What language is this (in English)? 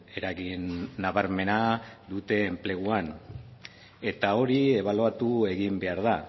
Basque